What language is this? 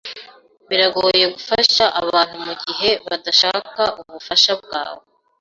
Kinyarwanda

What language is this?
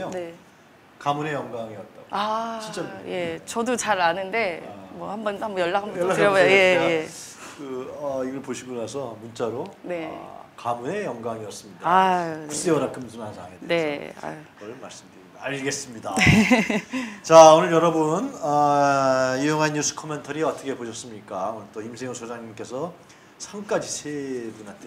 Korean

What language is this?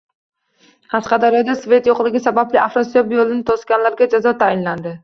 Uzbek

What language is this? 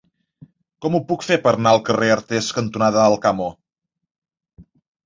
Catalan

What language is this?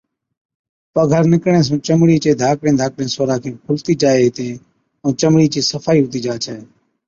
Od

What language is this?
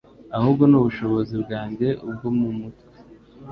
Kinyarwanda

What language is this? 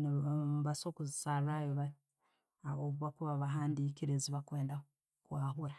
Tooro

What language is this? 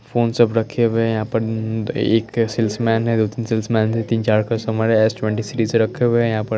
Hindi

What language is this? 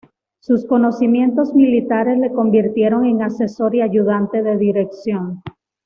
Spanish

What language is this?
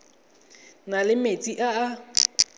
Tswana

